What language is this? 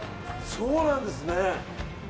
Japanese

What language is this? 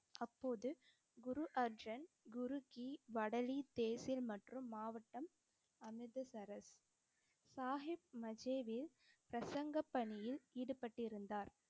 Tamil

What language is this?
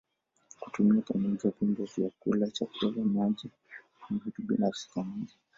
Swahili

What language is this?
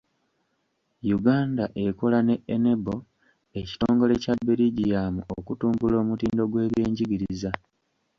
Ganda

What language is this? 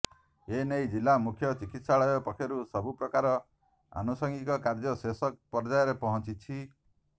Odia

